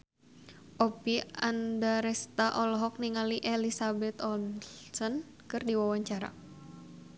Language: Sundanese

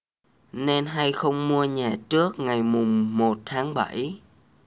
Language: Vietnamese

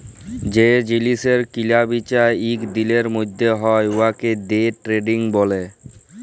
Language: Bangla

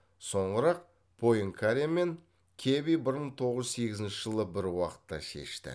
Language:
Kazakh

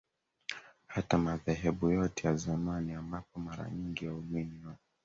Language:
Swahili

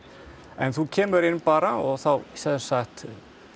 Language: Icelandic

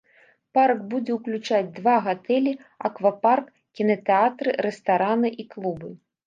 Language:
Belarusian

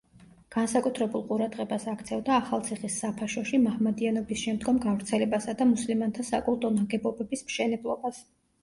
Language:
Georgian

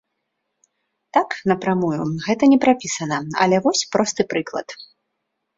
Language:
Belarusian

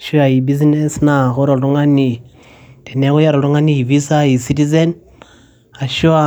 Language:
Masai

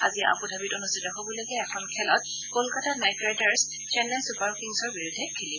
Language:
Assamese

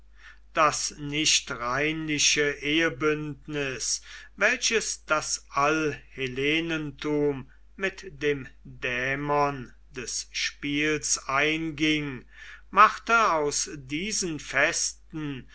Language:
German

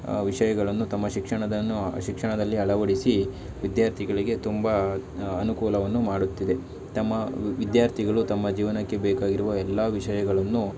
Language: Kannada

